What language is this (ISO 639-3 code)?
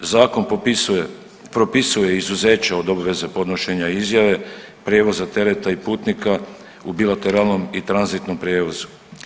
hrv